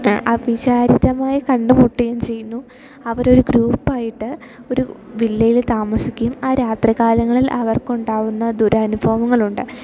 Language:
Malayalam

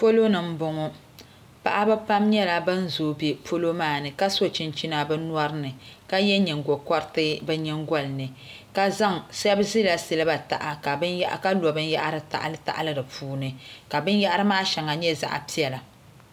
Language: Dagbani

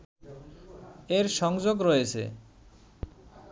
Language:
Bangla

